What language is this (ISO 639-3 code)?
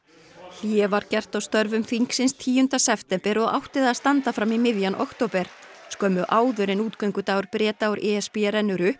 isl